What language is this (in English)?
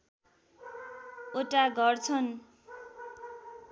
Nepali